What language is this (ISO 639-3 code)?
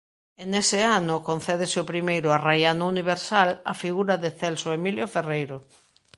glg